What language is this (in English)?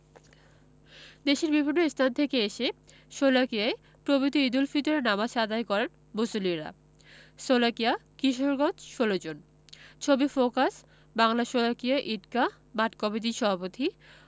Bangla